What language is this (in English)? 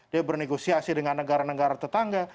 Indonesian